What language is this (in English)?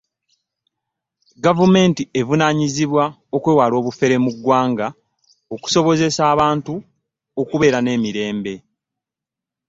Ganda